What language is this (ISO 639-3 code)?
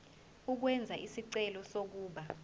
zul